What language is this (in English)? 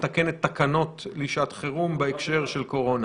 Hebrew